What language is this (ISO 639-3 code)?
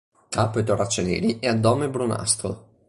ita